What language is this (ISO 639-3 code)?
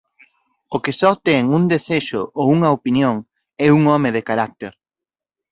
glg